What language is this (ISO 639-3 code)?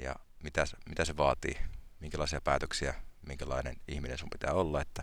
fin